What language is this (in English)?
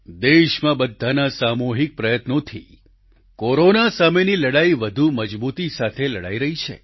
Gujarati